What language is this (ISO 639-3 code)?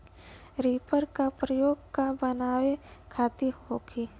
bho